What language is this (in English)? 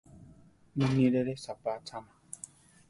Central Tarahumara